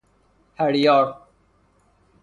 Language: Persian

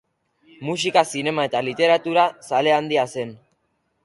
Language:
Basque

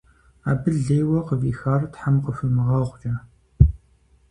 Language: Kabardian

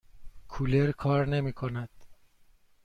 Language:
Persian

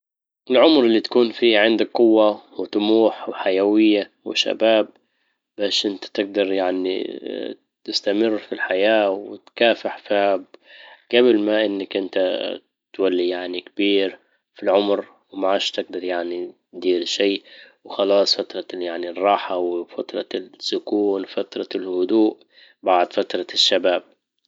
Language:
Libyan Arabic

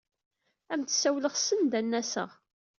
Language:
Kabyle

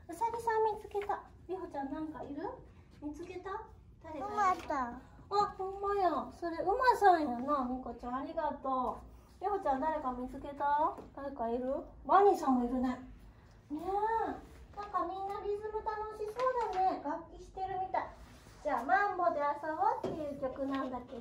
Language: Japanese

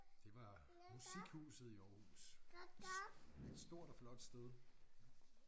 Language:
Danish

